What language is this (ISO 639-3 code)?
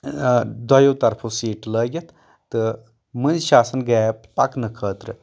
kas